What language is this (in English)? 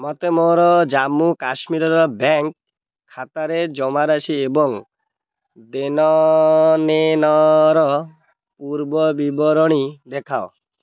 Odia